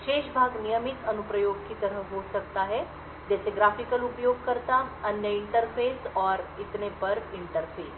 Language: Hindi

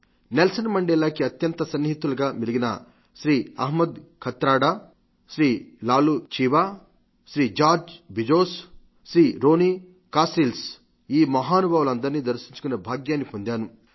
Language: Telugu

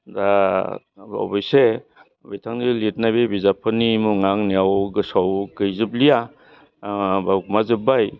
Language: Bodo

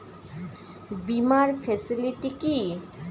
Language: Bangla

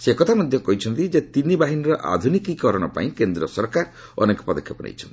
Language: Odia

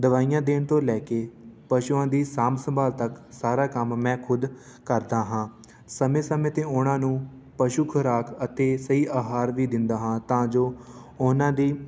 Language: Punjabi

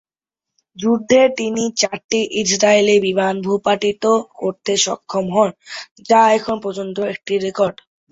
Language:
Bangla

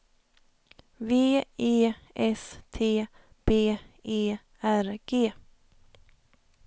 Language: Swedish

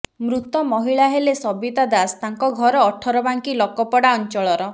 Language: Odia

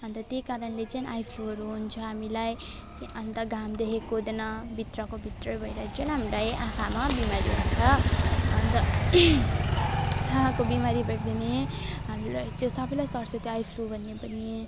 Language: Nepali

